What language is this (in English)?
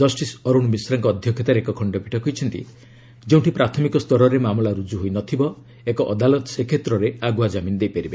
Odia